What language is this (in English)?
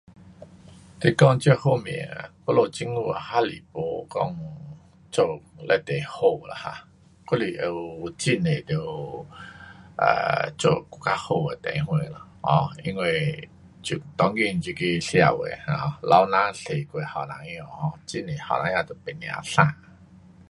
Pu-Xian Chinese